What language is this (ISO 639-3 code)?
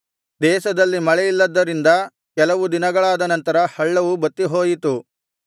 kan